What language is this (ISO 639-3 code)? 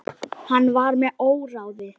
isl